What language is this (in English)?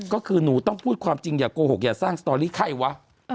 Thai